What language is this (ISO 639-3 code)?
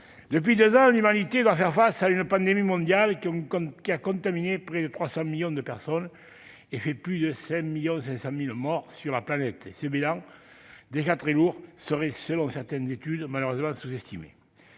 fra